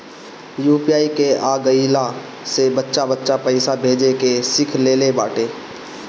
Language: Bhojpuri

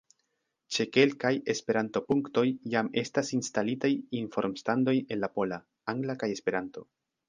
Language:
Esperanto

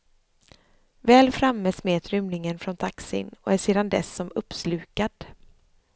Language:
Swedish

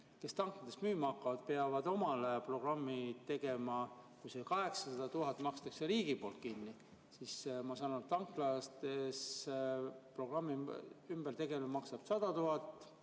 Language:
Estonian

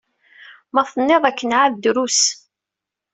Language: Kabyle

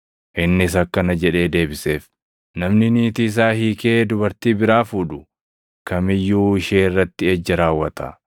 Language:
Oromo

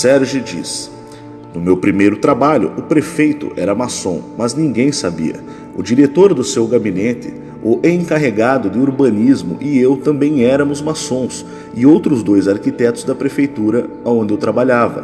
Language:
Portuguese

